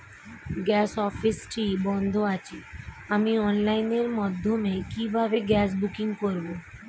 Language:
Bangla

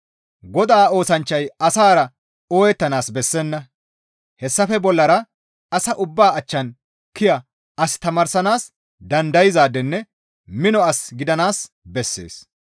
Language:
Gamo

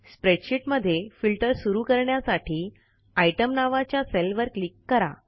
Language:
Marathi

